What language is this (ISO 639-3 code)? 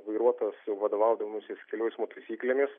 lit